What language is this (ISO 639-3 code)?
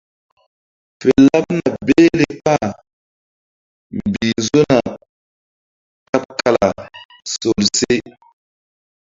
mdd